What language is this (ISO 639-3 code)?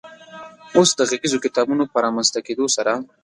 pus